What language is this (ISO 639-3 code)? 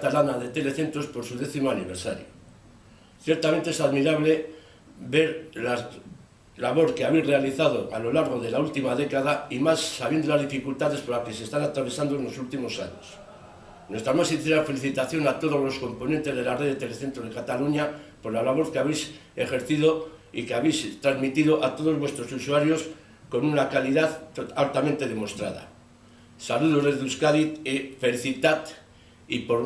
cat